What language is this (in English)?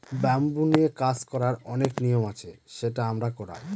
Bangla